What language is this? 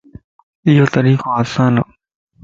Lasi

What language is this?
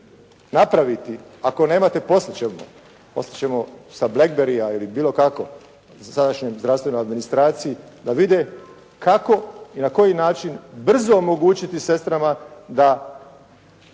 Croatian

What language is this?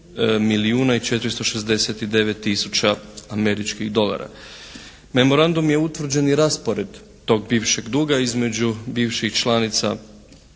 Croatian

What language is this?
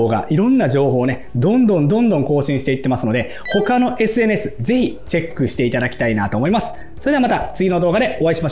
Japanese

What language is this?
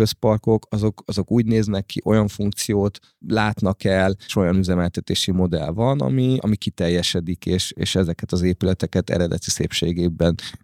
Hungarian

